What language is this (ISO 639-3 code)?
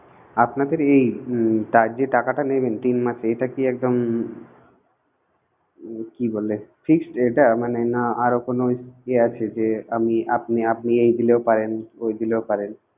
ben